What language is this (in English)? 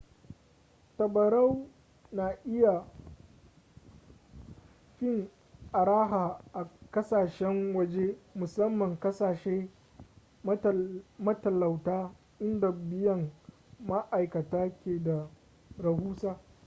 Hausa